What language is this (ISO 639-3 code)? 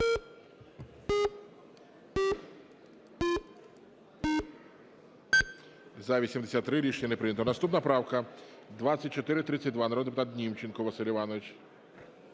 ukr